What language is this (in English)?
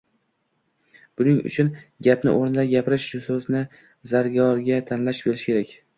Uzbek